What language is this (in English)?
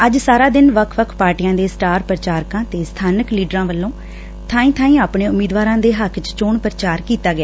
Punjabi